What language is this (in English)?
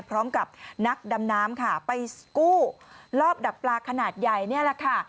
Thai